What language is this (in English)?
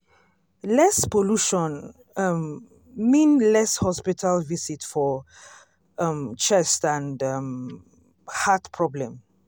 Nigerian Pidgin